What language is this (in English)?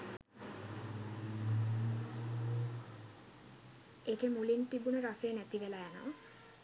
Sinhala